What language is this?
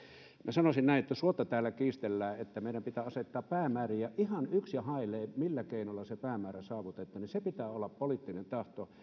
Finnish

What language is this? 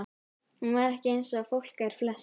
Icelandic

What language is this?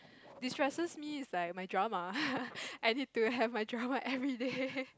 English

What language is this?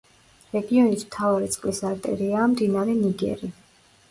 Georgian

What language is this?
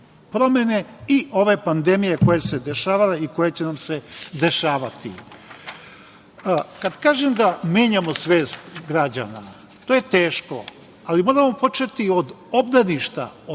Serbian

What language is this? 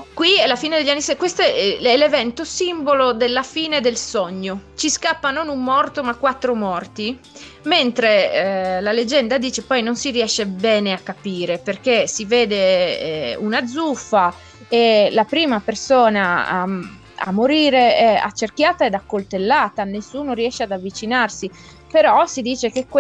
Italian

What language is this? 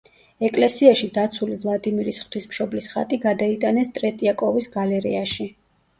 Georgian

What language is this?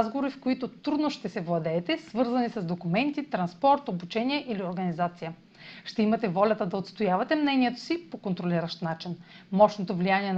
Bulgarian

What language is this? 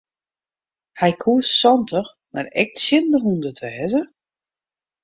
Western Frisian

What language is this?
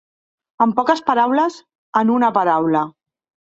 Catalan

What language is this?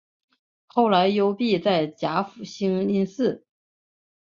Chinese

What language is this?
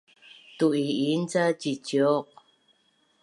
Bunun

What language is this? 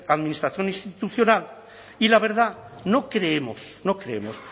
Spanish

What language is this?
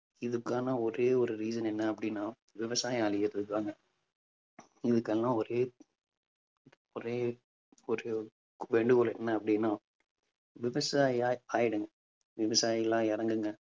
Tamil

